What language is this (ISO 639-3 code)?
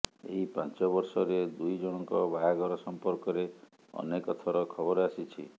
ori